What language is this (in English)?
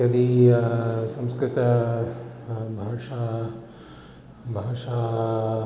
Sanskrit